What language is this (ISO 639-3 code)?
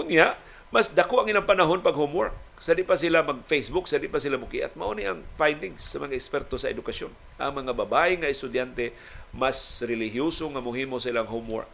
fil